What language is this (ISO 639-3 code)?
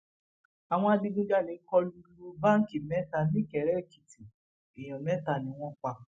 yor